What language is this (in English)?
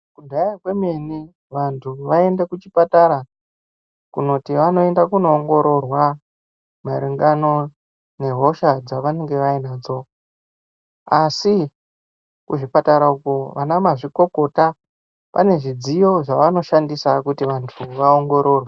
Ndau